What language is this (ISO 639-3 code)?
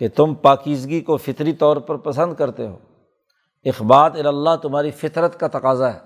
urd